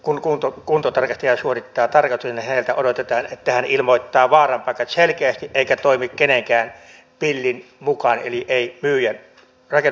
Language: Finnish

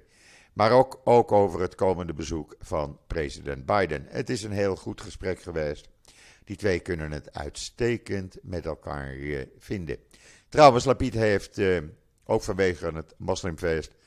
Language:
Dutch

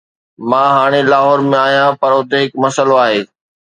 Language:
Sindhi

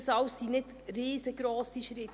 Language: Swiss German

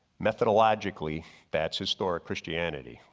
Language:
English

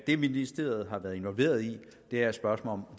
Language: Danish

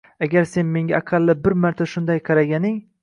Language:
Uzbek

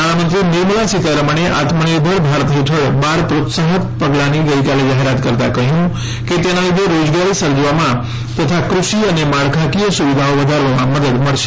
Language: Gujarati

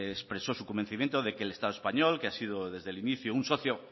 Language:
Spanish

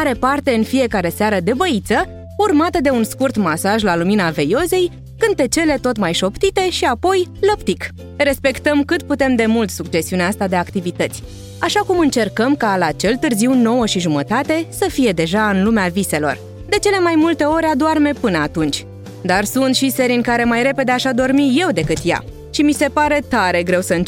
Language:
Romanian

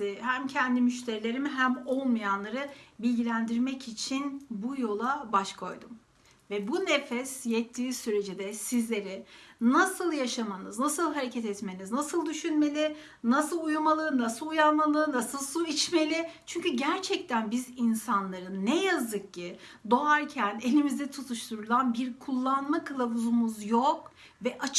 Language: Turkish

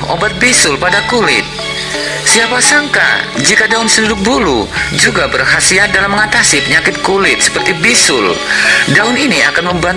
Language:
Indonesian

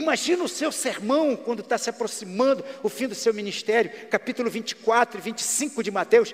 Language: Portuguese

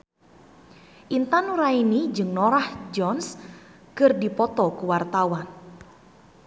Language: Sundanese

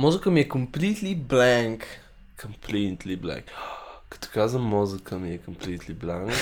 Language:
Bulgarian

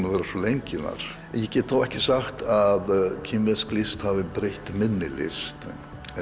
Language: Icelandic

